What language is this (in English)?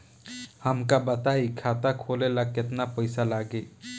Bhojpuri